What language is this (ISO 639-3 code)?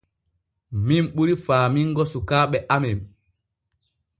fue